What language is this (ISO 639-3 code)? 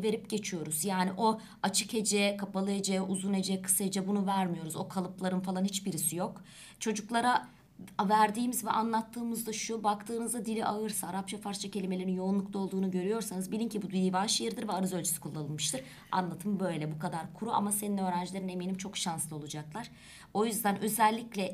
tur